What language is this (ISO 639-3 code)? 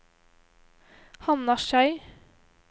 nor